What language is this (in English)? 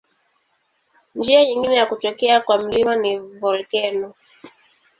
Swahili